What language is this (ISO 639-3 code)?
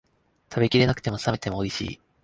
jpn